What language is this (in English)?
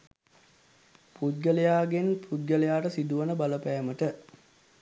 Sinhala